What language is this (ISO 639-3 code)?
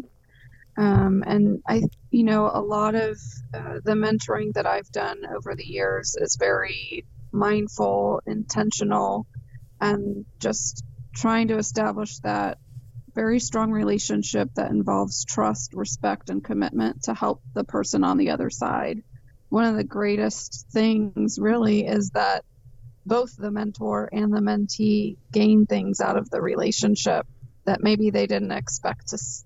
eng